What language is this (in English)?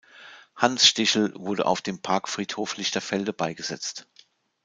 German